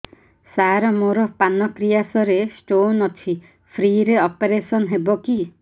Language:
Odia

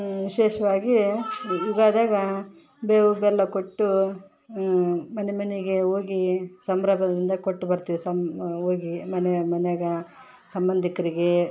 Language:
Kannada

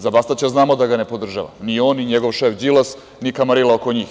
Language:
Serbian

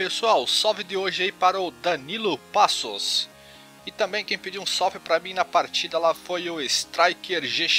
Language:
Portuguese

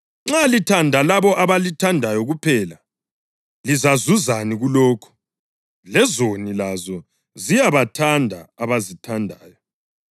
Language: North Ndebele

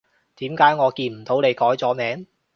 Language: Cantonese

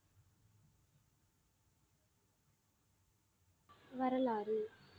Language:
Tamil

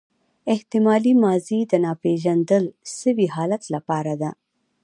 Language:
Pashto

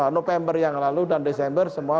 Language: Indonesian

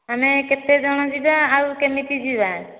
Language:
Odia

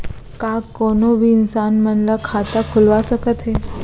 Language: Chhattisgarhi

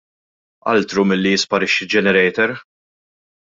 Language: Maltese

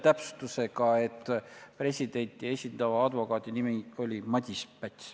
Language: Estonian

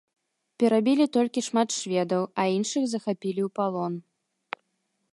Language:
Belarusian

